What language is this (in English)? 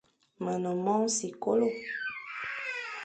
Fang